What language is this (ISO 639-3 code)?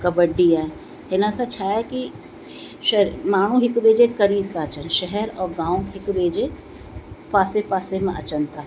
snd